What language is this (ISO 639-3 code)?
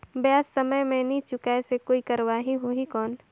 hne